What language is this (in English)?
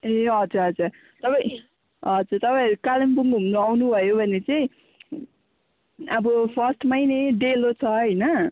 Nepali